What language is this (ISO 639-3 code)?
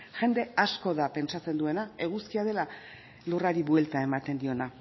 eus